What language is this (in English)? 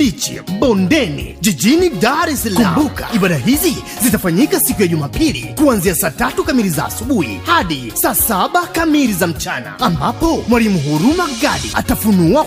Swahili